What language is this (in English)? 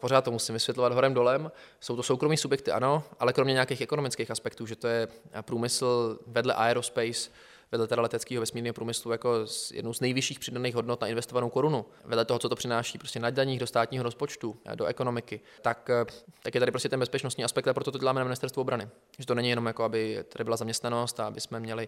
Czech